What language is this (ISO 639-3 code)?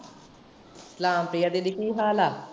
pan